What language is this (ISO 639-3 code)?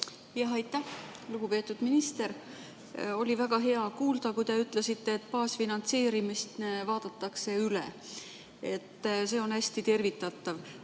est